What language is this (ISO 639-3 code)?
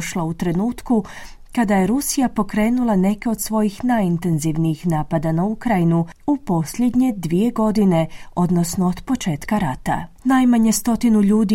hrv